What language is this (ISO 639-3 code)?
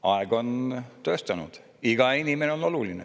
est